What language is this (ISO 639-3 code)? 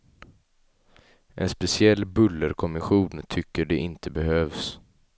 swe